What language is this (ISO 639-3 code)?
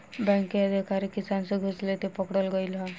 bho